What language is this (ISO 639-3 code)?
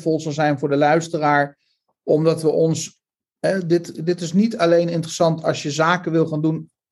nld